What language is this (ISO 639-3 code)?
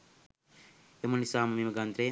sin